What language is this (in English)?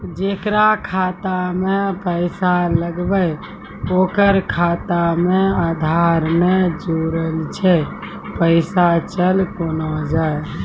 Maithili